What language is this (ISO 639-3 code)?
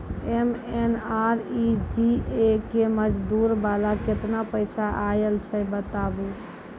mai